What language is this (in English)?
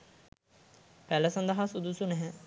Sinhala